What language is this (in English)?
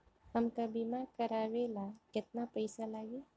Bhojpuri